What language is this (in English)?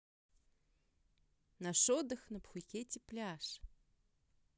Russian